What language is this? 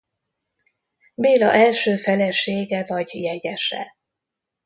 Hungarian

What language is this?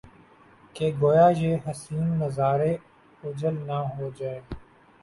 Urdu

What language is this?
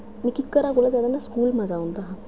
Dogri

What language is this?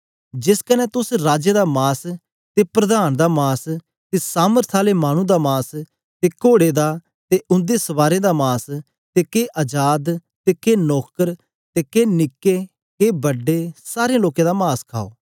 Dogri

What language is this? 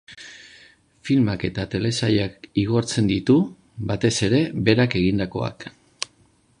Basque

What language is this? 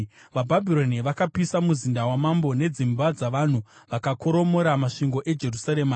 Shona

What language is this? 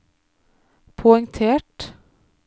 Norwegian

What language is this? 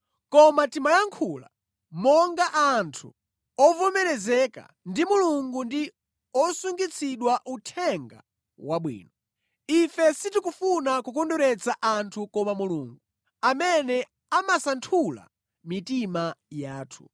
Nyanja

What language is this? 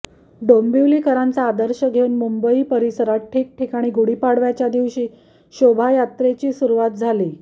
Marathi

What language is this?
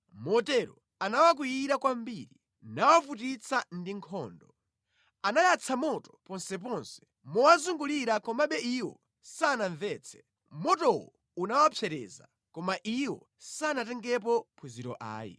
Nyanja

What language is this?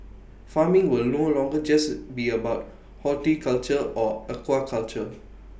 English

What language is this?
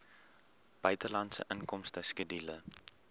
Afrikaans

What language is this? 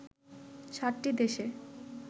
Bangla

